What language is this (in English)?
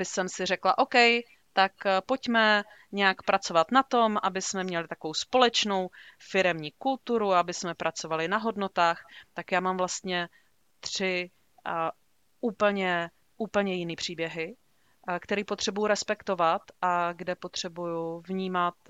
Czech